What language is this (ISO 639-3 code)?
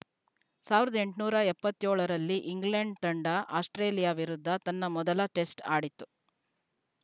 kan